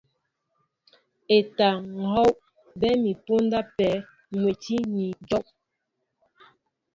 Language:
Mbo (Cameroon)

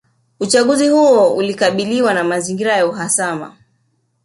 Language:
Swahili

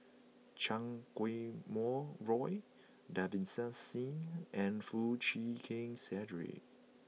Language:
English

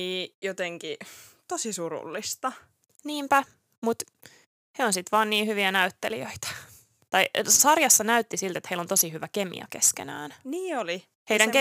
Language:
Finnish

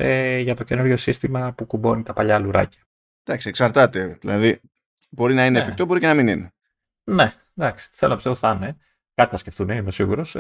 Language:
Greek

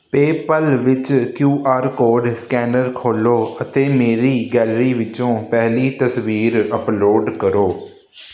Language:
Punjabi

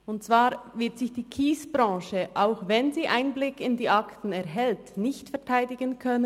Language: Swiss German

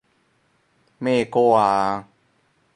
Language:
Cantonese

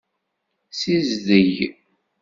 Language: Kabyle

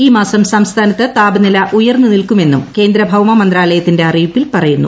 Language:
Malayalam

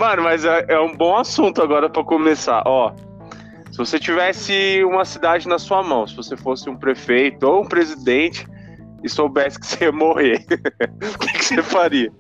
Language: Portuguese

